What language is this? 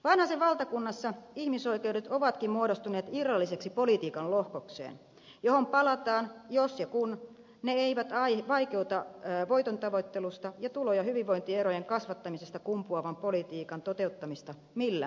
Finnish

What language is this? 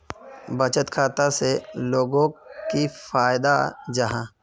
Magahi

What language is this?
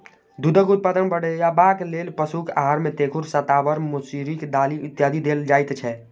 Maithili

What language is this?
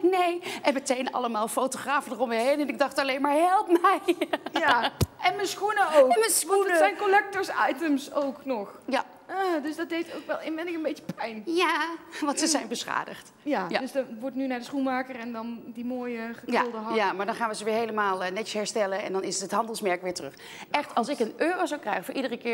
Dutch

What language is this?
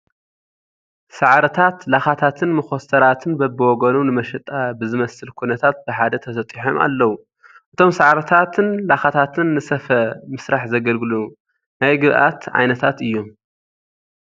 Tigrinya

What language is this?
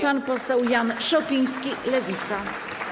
Polish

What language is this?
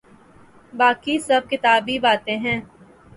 Urdu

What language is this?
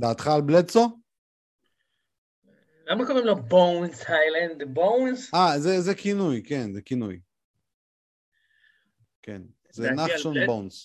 Hebrew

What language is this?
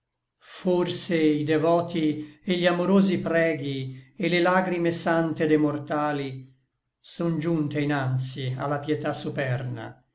Italian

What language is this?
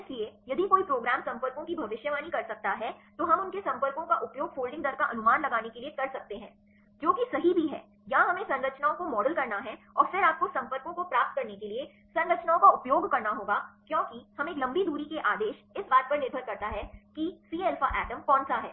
Hindi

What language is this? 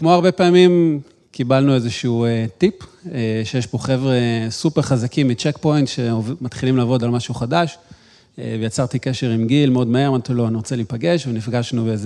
Hebrew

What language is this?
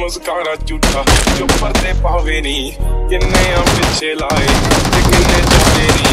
Hindi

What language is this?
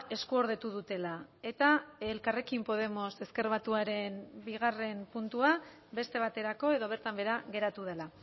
Basque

